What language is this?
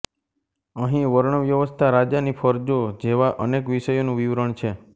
Gujarati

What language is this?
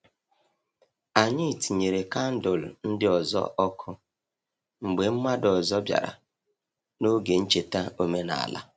Igbo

